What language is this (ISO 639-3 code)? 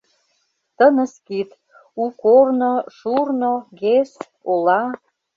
chm